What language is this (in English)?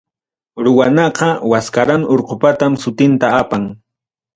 Ayacucho Quechua